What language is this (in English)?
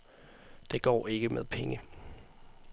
Danish